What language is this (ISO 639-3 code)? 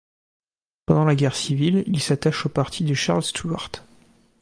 fra